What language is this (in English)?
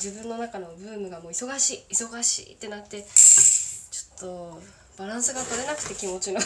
Japanese